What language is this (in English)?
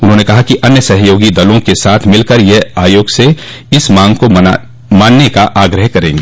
Hindi